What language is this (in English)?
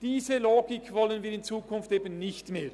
Swiss German